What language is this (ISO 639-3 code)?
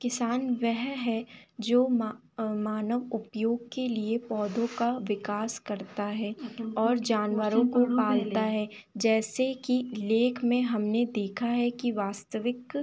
hin